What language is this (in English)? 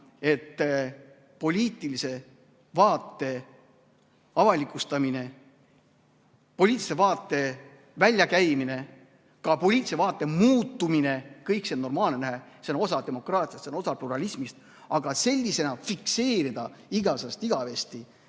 Estonian